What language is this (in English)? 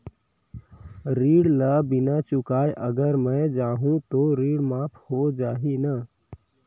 Chhattisgarhi